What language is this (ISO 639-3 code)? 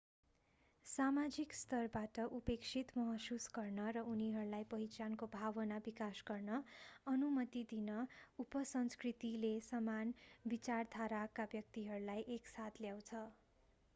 nep